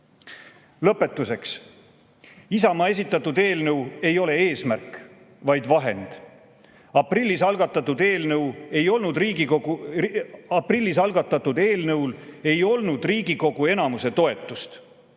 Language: Estonian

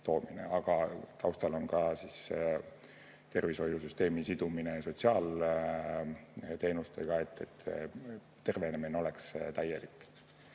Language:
Estonian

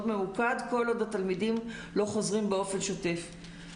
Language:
Hebrew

